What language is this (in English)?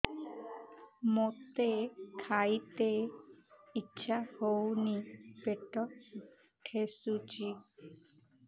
Odia